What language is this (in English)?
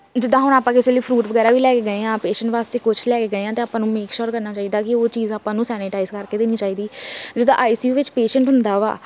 Punjabi